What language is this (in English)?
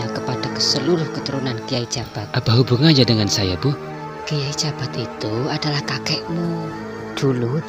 Indonesian